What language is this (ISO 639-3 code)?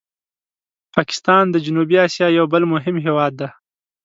pus